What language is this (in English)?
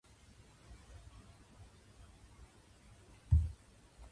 Japanese